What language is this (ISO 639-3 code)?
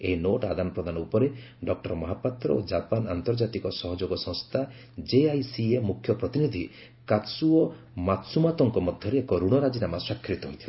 ori